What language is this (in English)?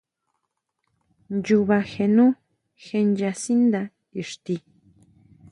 Huautla Mazatec